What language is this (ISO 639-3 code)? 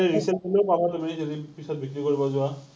asm